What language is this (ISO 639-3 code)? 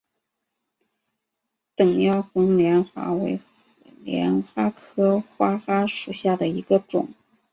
zho